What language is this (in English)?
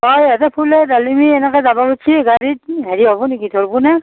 Assamese